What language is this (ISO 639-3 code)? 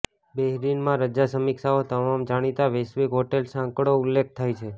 guj